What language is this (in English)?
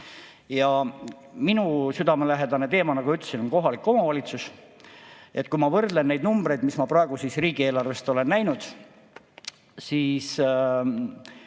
Estonian